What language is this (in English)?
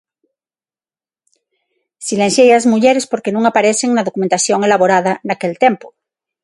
Galician